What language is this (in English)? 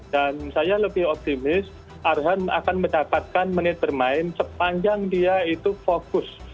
Indonesian